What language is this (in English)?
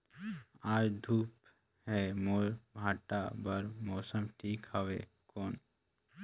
Chhattisgarhi